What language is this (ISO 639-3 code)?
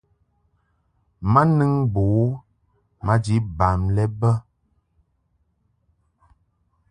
mhk